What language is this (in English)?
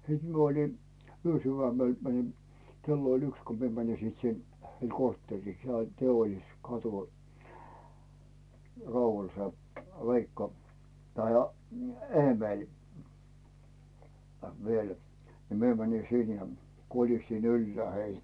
Finnish